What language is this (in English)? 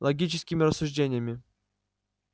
Russian